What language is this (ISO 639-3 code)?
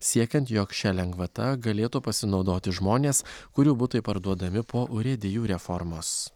lit